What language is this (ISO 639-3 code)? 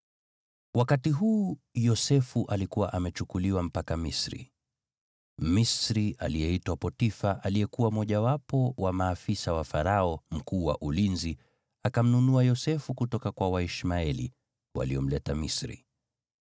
swa